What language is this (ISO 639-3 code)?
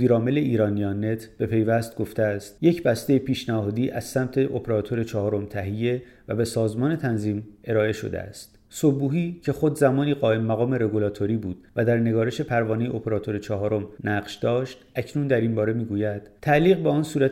fas